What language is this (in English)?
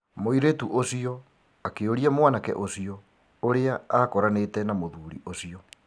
Kikuyu